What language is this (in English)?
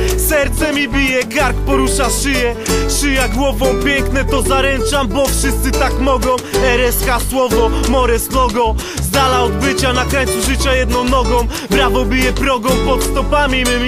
Polish